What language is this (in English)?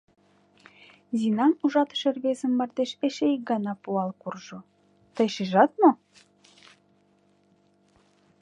Mari